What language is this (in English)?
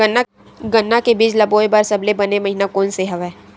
Chhattisgarhi